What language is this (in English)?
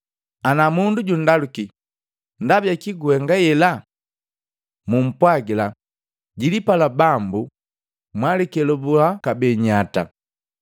Matengo